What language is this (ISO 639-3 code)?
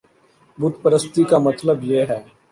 urd